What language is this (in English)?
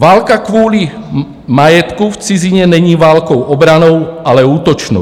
Czech